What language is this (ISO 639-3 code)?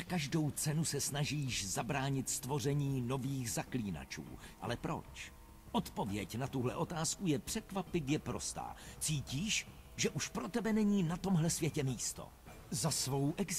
ces